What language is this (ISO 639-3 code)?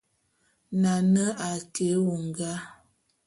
bum